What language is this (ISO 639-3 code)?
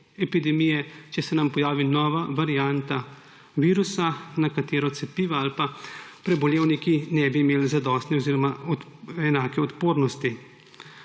slv